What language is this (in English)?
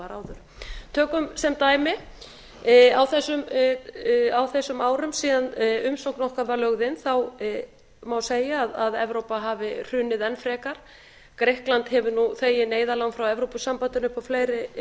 Icelandic